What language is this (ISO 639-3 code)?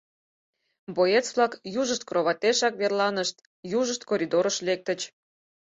chm